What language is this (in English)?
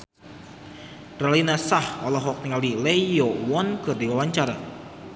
Sundanese